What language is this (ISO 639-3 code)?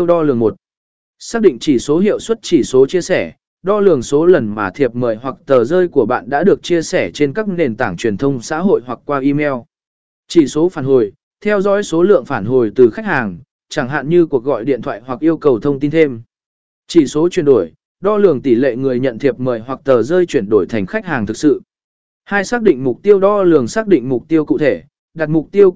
vie